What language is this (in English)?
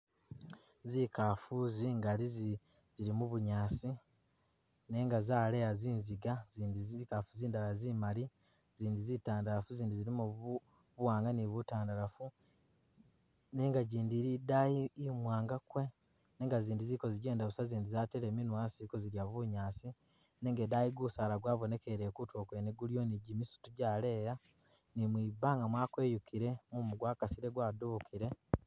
Masaaba